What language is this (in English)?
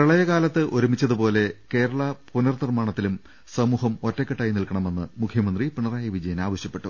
Malayalam